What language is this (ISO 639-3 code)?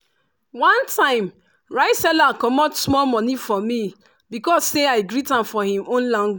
pcm